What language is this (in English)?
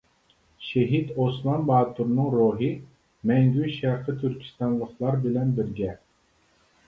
Uyghur